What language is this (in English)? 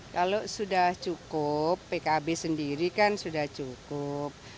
Indonesian